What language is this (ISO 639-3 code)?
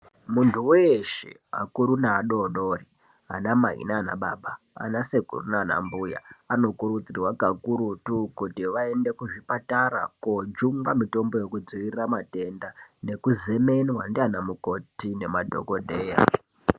ndc